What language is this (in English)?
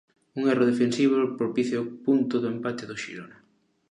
Galician